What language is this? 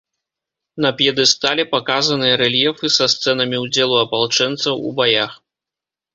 Belarusian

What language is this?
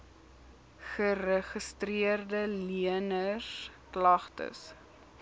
Afrikaans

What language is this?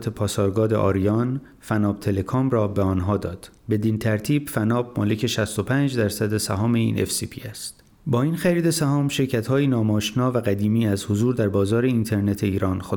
Persian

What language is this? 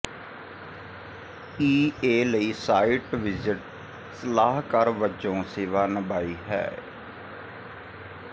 Punjabi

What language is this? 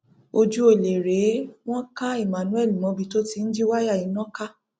Yoruba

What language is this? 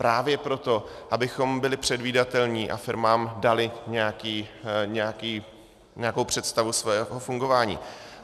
Czech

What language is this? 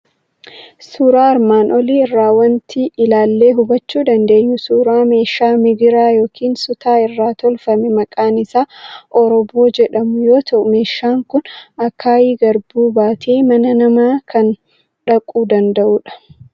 Oromo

